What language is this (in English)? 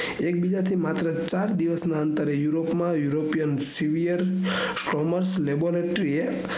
Gujarati